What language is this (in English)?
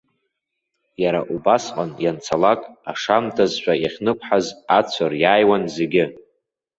Abkhazian